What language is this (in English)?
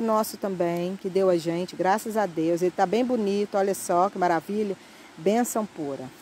Portuguese